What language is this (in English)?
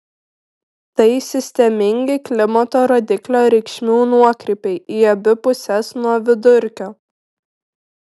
Lithuanian